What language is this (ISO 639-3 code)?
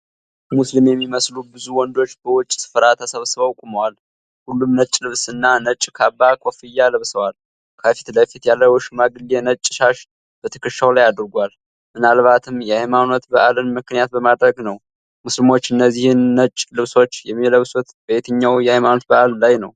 amh